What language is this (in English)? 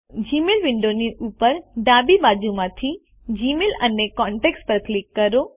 Gujarati